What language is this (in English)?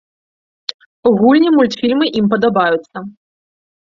Belarusian